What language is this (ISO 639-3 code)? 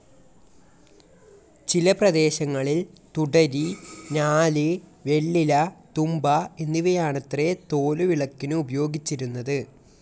mal